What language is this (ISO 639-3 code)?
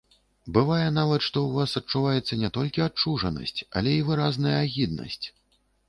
bel